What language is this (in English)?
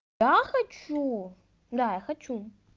Russian